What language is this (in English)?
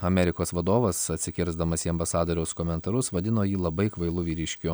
Lithuanian